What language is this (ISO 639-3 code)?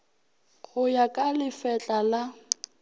nso